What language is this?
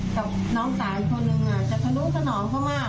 Thai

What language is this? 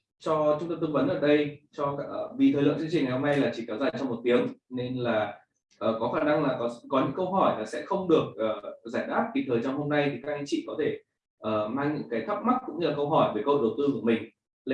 Vietnamese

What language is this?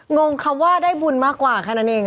Thai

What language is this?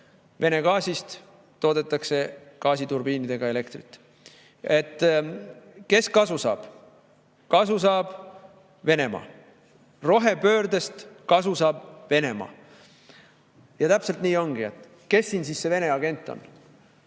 Estonian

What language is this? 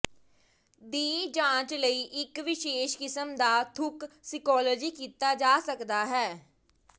Punjabi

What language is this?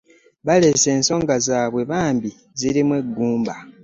Ganda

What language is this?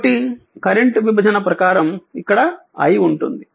Telugu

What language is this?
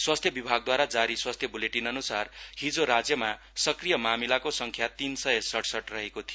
Nepali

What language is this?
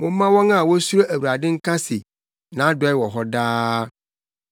Akan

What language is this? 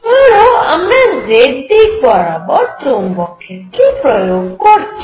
Bangla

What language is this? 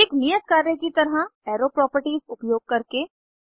Hindi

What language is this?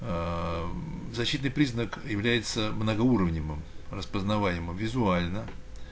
Russian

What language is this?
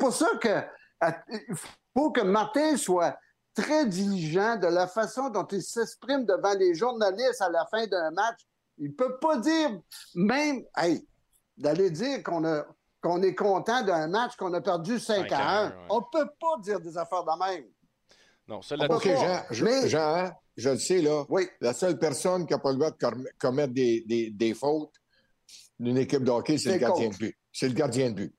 French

